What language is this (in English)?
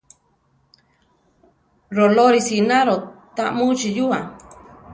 Central Tarahumara